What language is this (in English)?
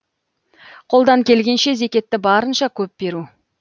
Kazakh